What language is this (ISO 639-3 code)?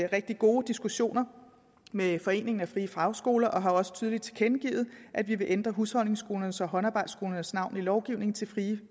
dan